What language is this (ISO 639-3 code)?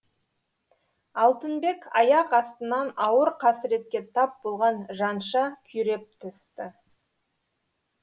kaz